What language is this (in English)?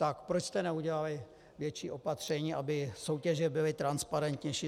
Czech